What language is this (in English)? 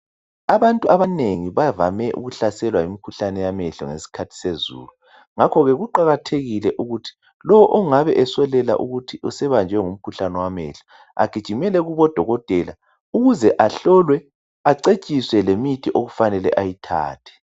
North Ndebele